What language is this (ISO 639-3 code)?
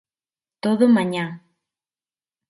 glg